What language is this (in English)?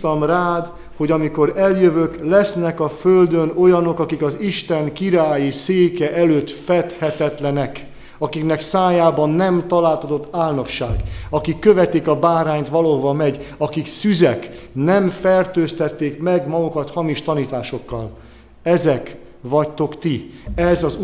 Hungarian